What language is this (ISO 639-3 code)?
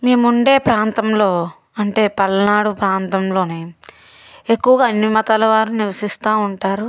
tel